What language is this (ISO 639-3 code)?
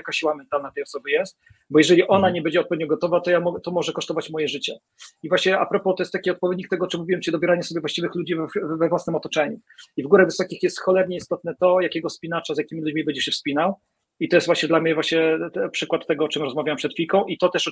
pol